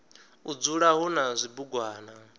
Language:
Venda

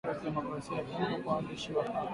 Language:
Swahili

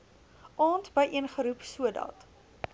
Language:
Afrikaans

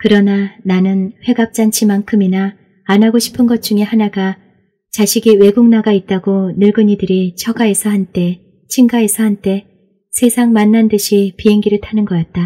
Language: Korean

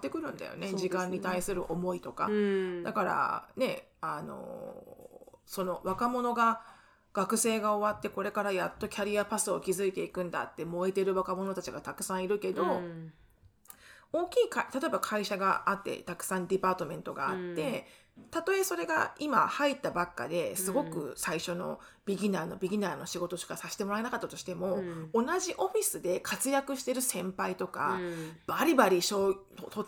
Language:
Japanese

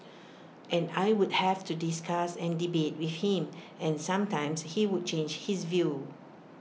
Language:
English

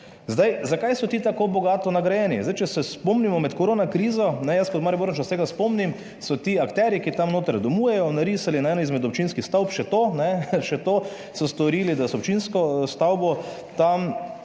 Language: Slovenian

